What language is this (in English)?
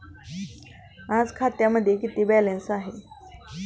Marathi